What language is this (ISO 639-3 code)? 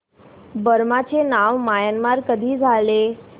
mar